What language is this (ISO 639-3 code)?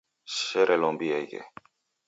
dav